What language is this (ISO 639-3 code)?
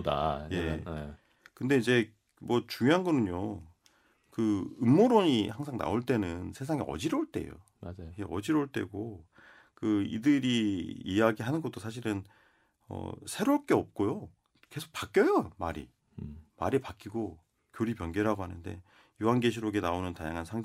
kor